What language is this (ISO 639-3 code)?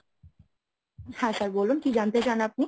ben